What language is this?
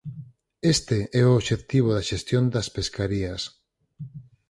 Galician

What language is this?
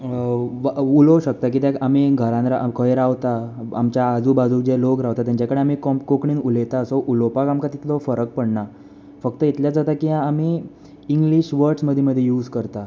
Konkani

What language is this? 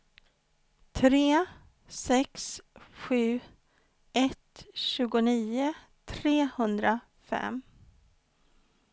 Swedish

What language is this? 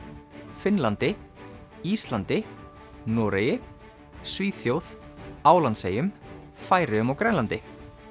Icelandic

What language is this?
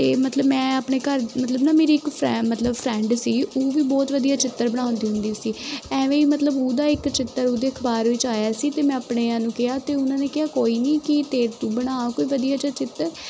Punjabi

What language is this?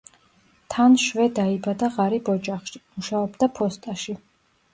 Georgian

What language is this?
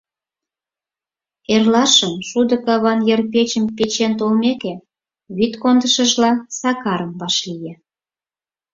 Mari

